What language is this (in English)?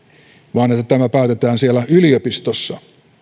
Finnish